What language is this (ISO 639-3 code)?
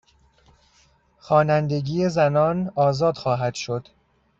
fas